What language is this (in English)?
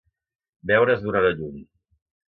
Catalan